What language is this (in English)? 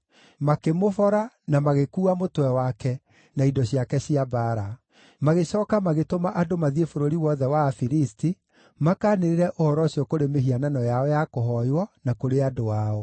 Kikuyu